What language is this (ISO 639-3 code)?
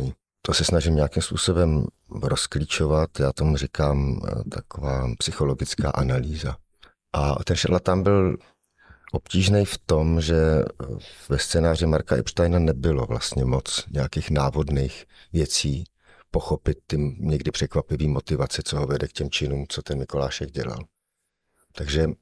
ces